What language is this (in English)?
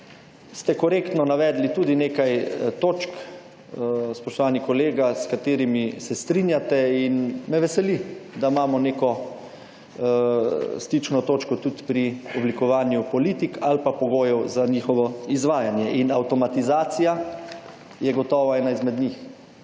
Slovenian